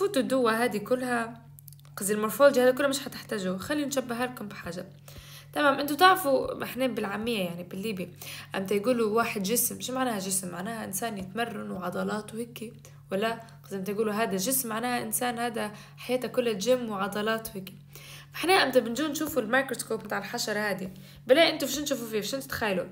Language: Arabic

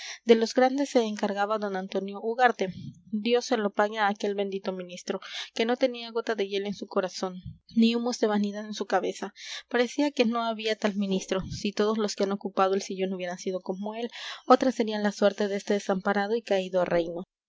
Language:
Spanish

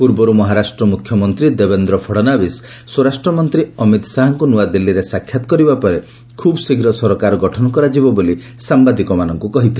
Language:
Odia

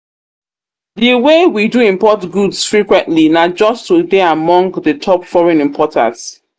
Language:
Nigerian Pidgin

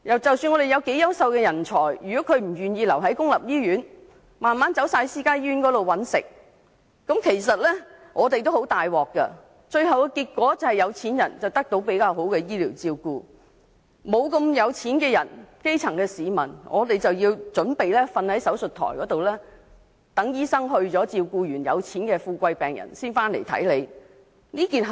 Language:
Cantonese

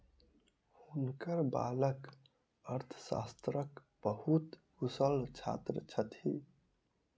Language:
Maithili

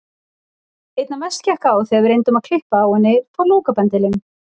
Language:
Icelandic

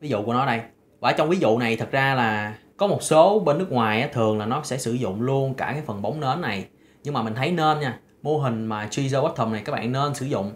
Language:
Vietnamese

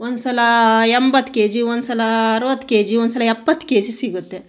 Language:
Kannada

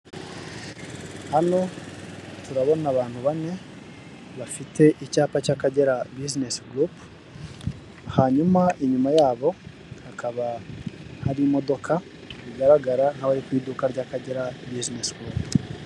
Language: Kinyarwanda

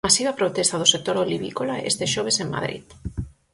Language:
Galician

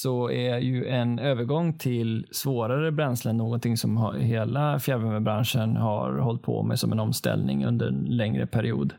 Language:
Swedish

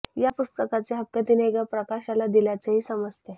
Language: Marathi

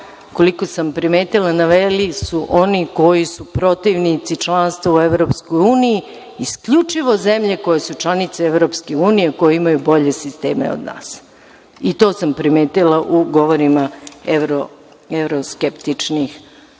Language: Serbian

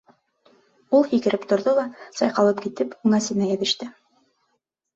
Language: Bashkir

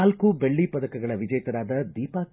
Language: Kannada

